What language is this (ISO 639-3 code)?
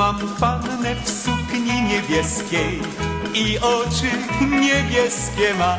pol